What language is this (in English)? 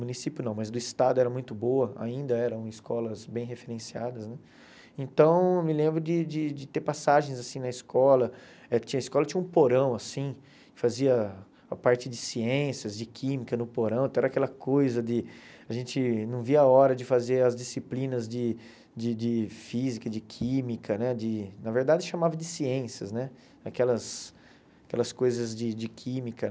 Portuguese